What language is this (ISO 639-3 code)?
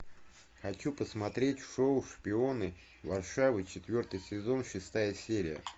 rus